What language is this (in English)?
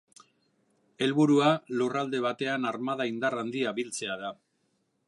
Basque